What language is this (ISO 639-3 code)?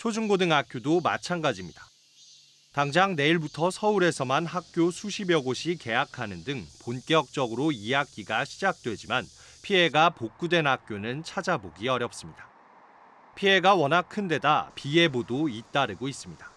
kor